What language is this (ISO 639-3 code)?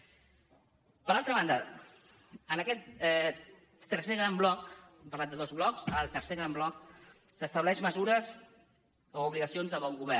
cat